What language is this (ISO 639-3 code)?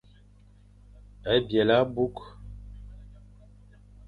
fan